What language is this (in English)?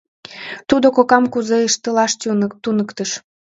Mari